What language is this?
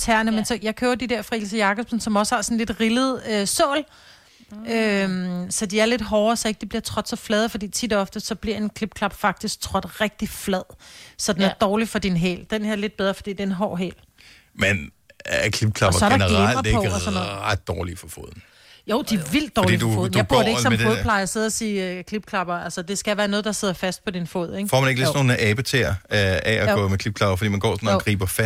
Danish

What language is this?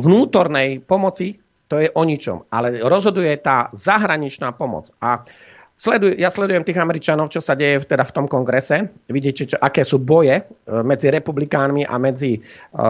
Slovak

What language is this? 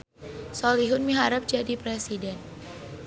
Sundanese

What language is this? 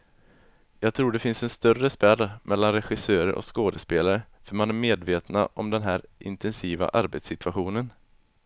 Swedish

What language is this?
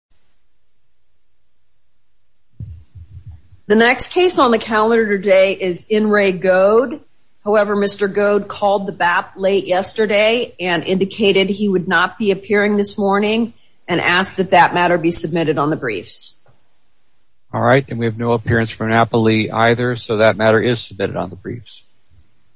English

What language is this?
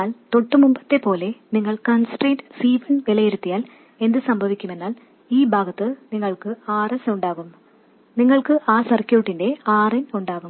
Malayalam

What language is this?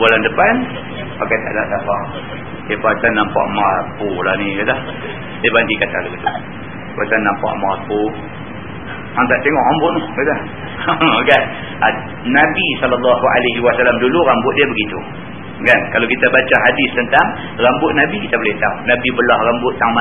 Malay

